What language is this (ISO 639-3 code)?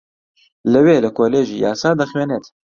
ckb